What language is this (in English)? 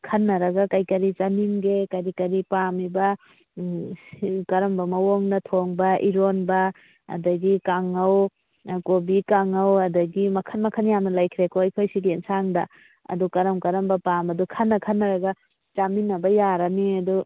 Manipuri